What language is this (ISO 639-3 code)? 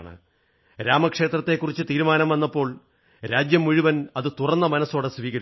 mal